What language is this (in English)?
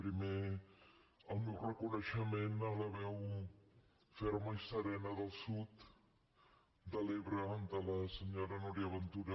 Catalan